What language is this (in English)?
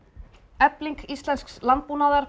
Icelandic